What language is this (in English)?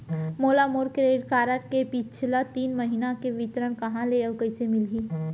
Chhattisgarhi